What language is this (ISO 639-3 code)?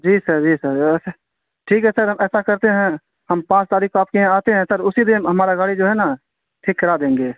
urd